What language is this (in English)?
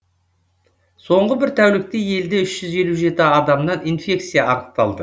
Kazakh